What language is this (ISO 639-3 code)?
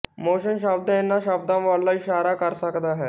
pan